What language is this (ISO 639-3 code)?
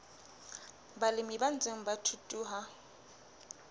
sot